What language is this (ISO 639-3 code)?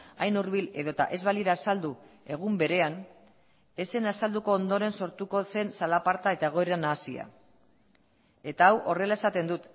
eus